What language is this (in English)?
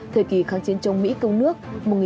Vietnamese